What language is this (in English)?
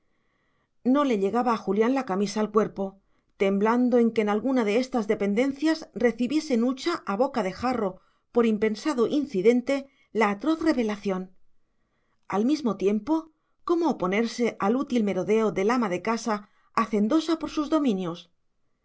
Spanish